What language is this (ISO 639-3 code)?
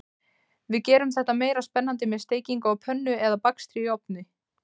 isl